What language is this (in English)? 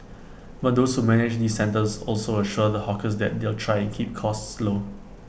English